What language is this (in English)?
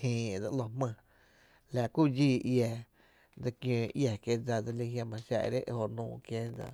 Tepinapa Chinantec